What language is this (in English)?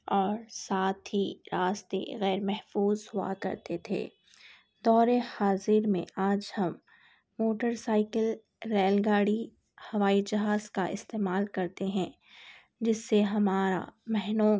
Urdu